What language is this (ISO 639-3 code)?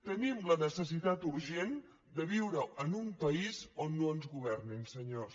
cat